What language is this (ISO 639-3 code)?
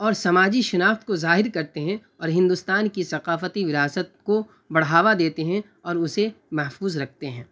urd